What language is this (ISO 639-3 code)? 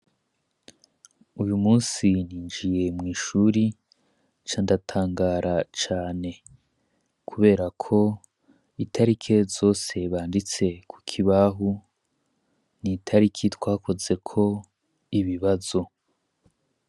run